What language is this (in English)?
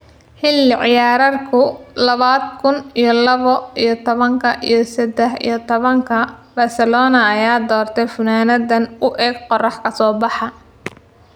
Somali